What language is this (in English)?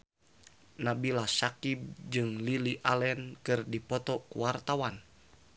Sundanese